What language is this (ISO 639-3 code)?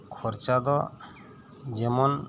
sat